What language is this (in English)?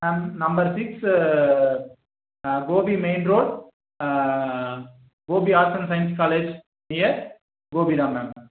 Tamil